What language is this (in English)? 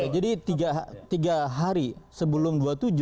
Indonesian